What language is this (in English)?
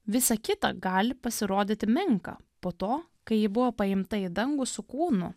Lithuanian